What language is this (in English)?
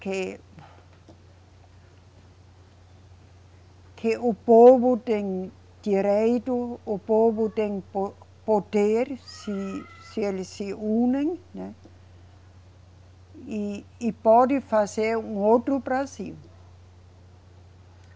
Portuguese